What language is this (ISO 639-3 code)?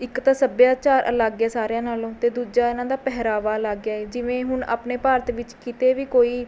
pan